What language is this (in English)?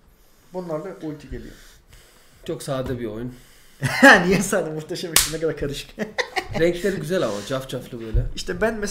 Turkish